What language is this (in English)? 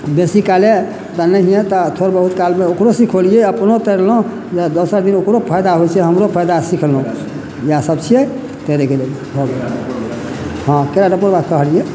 Maithili